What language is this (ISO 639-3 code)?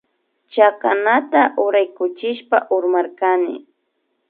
qvi